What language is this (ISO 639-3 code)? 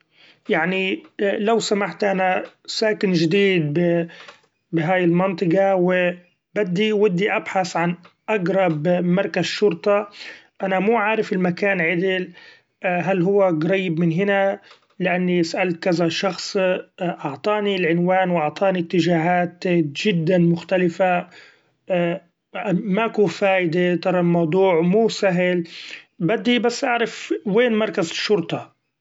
afb